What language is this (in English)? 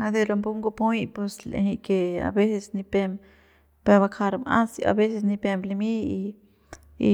Central Pame